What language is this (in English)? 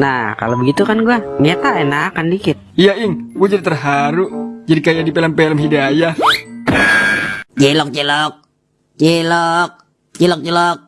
Indonesian